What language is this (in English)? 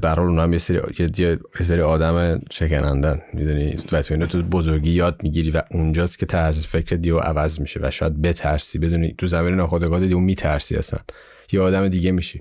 Persian